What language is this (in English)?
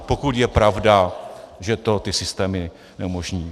Czech